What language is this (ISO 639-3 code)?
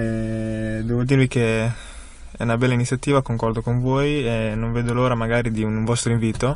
ita